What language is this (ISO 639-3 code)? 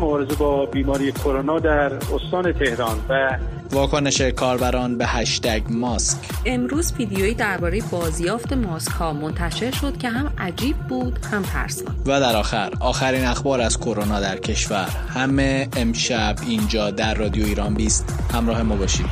fas